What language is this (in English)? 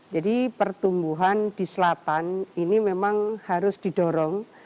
Indonesian